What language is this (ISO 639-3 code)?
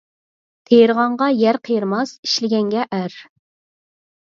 uig